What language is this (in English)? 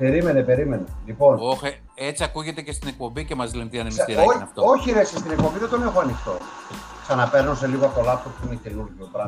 Greek